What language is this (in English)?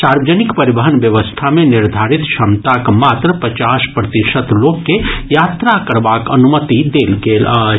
Maithili